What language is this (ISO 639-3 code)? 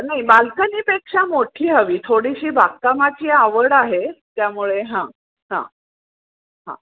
mar